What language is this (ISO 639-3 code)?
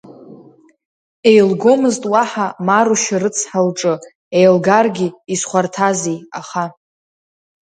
abk